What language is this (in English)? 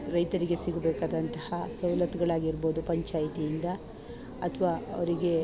Kannada